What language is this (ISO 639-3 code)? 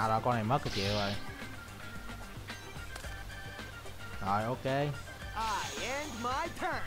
vie